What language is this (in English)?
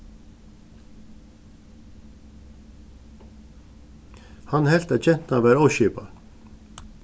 Faroese